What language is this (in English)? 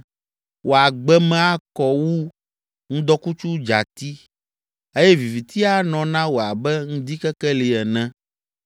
Ewe